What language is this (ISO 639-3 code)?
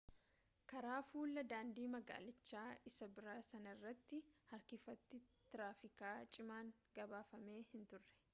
orm